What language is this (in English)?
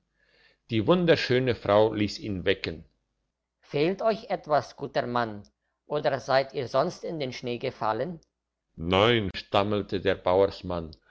German